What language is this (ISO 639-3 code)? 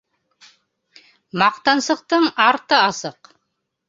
bak